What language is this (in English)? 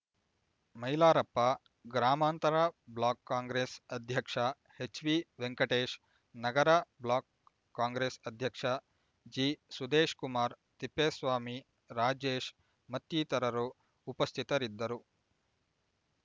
Kannada